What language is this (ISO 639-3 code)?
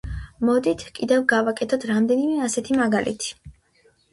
kat